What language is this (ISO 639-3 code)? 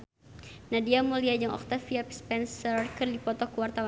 sun